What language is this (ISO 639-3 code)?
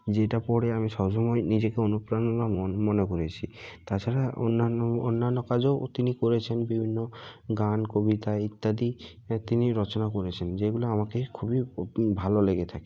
ben